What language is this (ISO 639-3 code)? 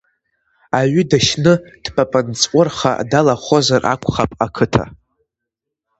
abk